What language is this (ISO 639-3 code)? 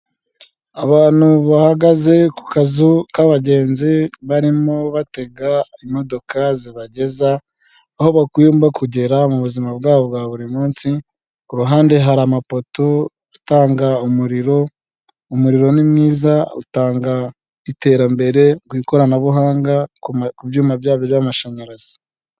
kin